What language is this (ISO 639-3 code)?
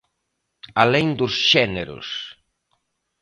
glg